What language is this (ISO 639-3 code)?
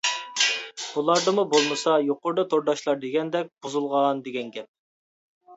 uig